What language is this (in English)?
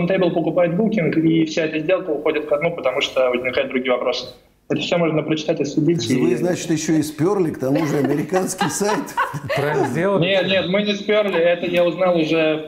Russian